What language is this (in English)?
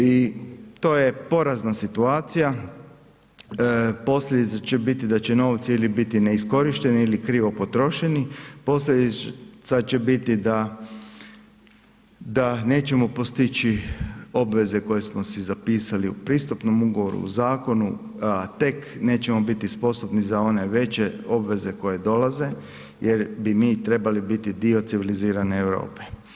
Croatian